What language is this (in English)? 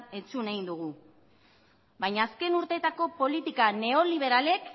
Basque